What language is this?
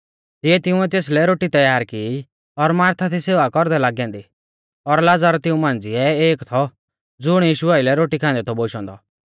Mahasu Pahari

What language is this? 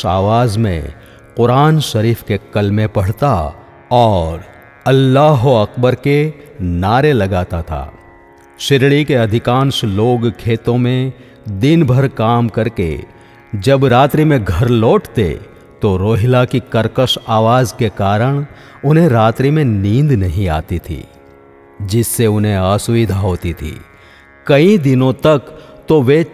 Hindi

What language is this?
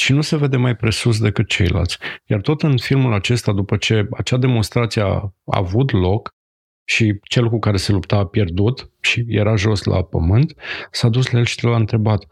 Romanian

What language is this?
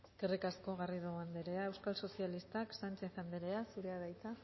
Basque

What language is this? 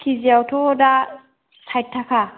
Bodo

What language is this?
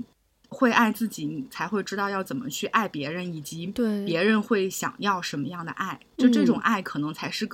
Chinese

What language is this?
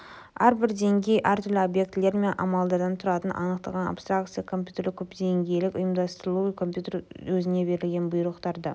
Kazakh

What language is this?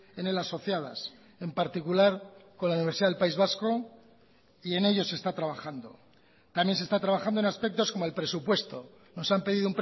Spanish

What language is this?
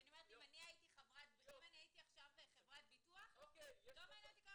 Hebrew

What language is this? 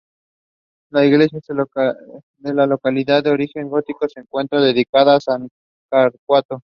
Spanish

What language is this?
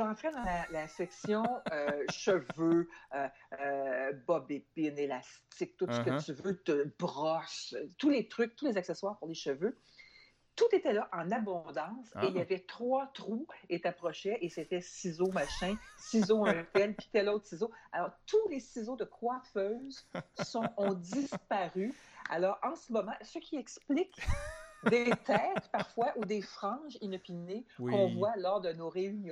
French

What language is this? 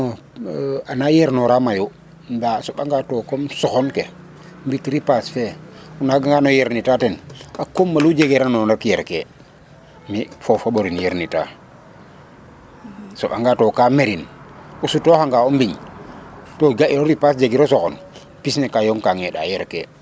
Serer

